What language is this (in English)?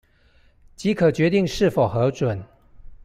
Chinese